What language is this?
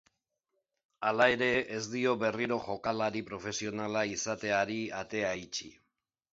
Basque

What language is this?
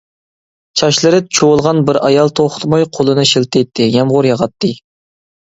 Uyghur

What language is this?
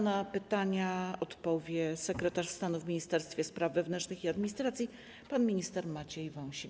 Polish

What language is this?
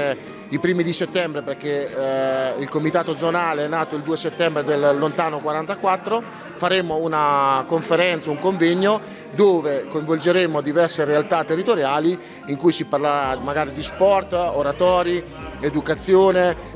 Italian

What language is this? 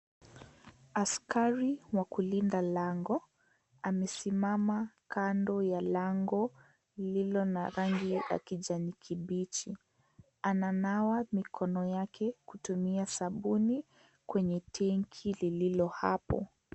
Swahili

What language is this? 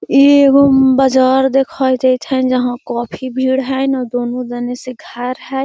Magahi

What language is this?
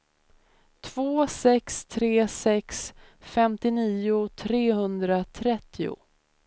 Swedish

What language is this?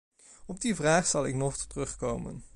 Dutch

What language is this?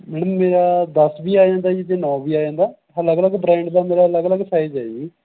Punjabi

